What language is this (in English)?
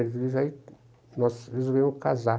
Portuguese